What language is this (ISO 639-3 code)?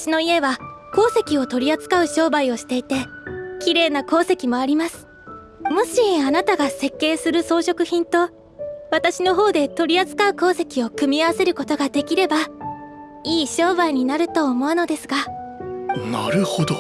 jpn